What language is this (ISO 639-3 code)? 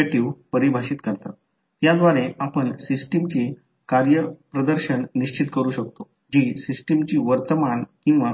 mar